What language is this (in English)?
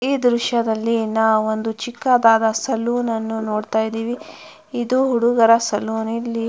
Kannada